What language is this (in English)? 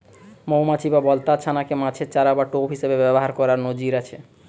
Bangla